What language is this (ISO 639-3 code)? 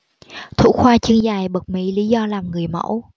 vie